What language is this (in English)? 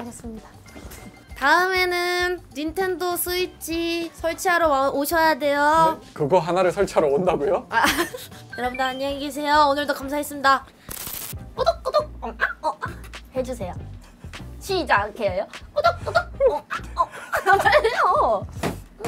Korean